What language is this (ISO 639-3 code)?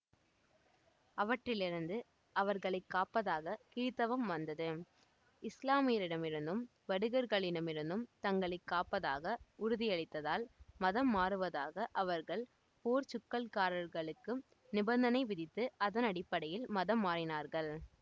tam